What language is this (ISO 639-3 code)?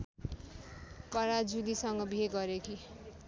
nep